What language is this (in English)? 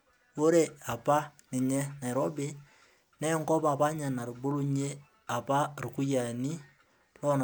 Masai